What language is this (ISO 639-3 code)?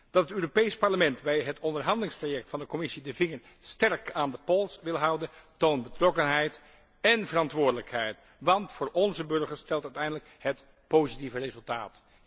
nld